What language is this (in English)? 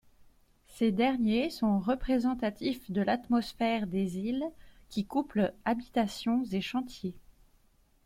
French